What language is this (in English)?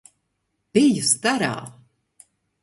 Latvian